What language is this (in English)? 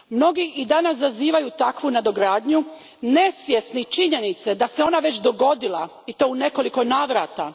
Croatian